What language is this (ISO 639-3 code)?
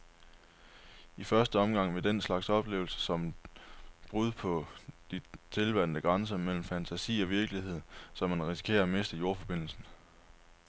dan